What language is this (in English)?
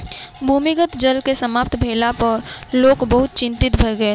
Maithili